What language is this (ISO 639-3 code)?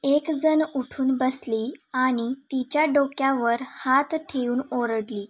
mar